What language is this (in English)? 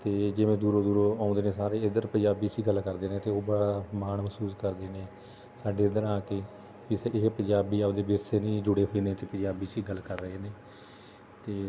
Punjabi